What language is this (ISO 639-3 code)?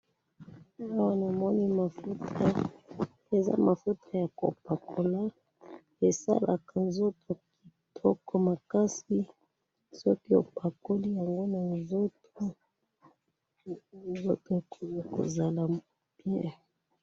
lin